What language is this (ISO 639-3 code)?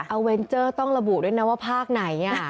tha